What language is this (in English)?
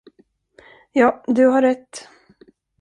Swedish